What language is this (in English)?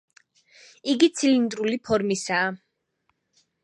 Georgian